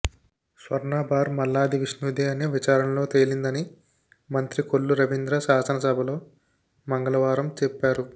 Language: Telugu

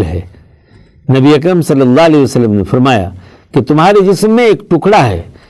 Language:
Urdu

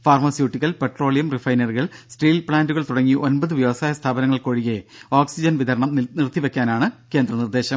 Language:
Malayalam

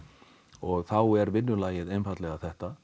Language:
Icelandic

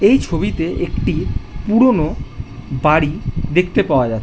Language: Bangla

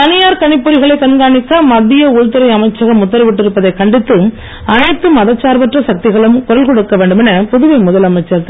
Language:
Tamil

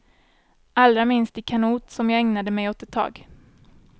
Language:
Swedish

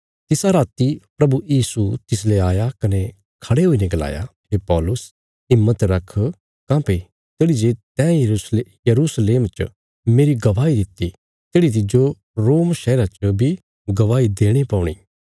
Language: Bilaspuri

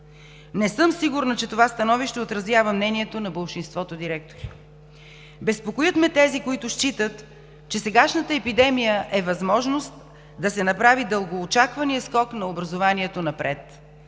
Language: Bulgarian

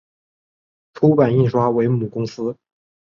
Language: Chinese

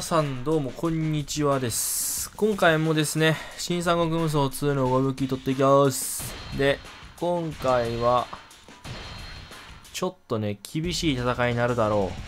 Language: Japanese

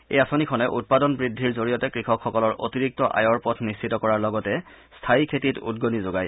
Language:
Assamese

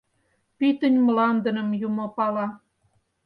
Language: Mari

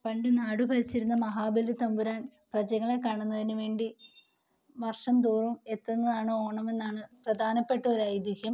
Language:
Malayalam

